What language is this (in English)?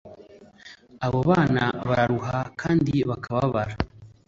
Kinyarwanda